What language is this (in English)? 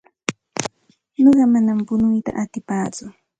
Santa Ana de Tusi Pasco Quechua